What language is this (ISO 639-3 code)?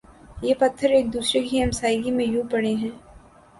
urd